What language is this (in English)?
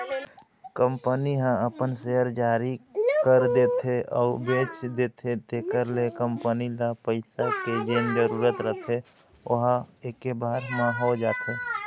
Chhattisgarhi